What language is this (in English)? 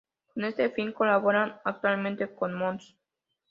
Spanish